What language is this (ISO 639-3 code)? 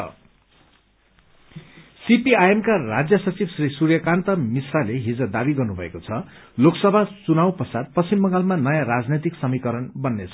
nep